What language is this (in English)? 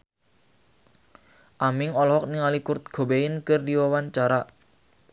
Sundanese